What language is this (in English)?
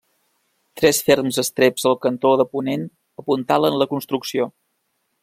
Catalan